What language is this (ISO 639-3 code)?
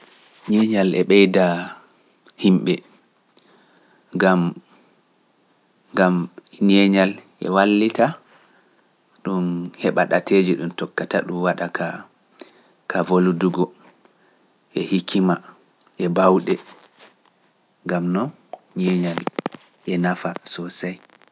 ful